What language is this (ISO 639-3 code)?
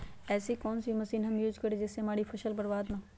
mag